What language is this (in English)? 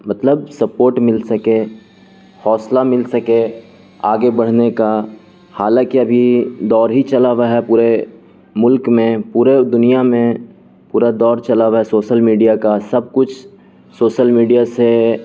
Urdu